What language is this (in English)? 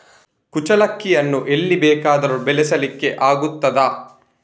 Kannada